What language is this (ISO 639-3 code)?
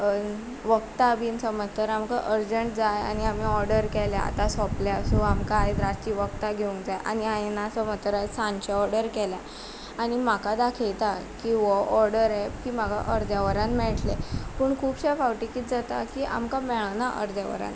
kok